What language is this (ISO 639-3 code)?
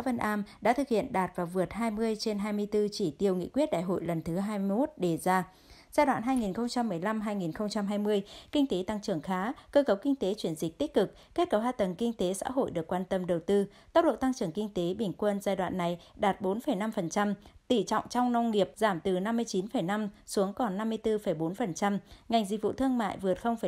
vie